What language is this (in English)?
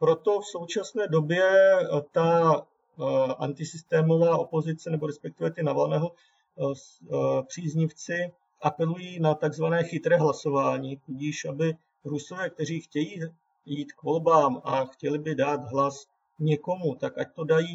Czech